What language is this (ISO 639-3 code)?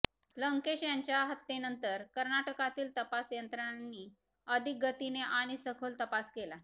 mar